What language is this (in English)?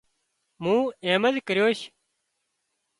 Wadiyara Koli